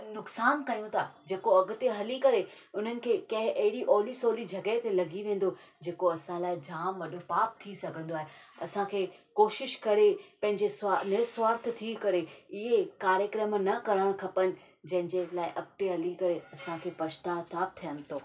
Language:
Sindhi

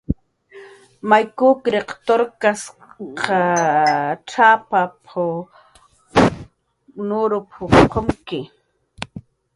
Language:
Jaqaru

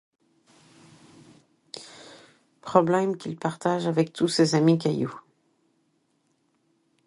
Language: French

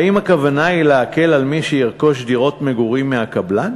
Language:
Hebrew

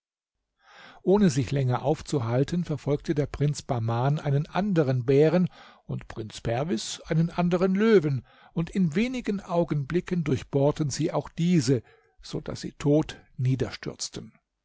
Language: German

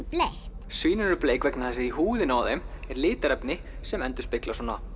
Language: Icelandic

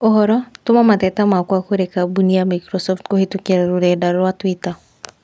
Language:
Kikuyu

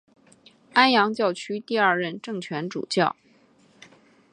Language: Chinese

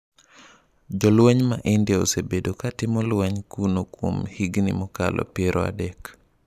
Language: Luo (Kenya and Tanzania)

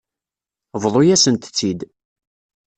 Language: Kabyle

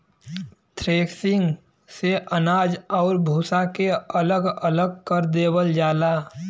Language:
Bhojpuri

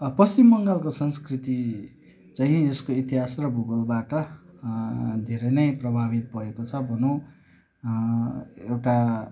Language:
Nepali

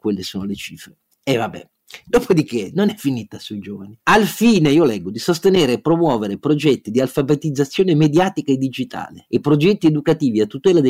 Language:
Italian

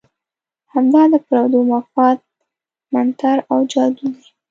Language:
Pashto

